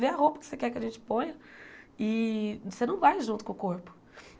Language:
Portuguese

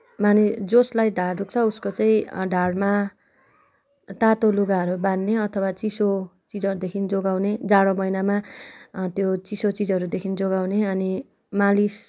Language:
Nepali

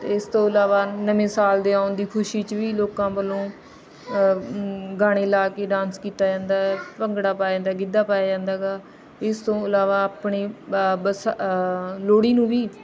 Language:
Punjabi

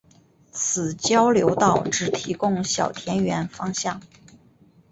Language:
Chinese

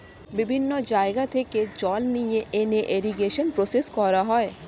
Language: Bangla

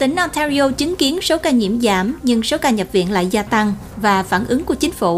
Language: Vietnamese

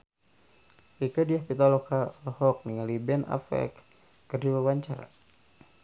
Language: Sundanese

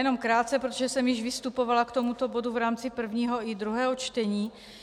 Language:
Czech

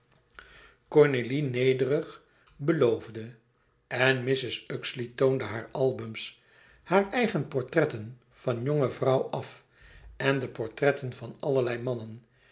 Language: Dutch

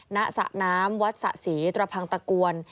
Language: Thai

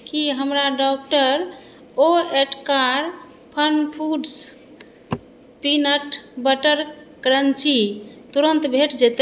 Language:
Maithili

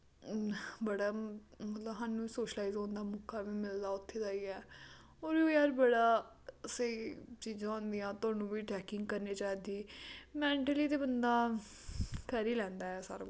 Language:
Dogri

